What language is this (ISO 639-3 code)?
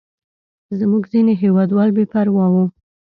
pus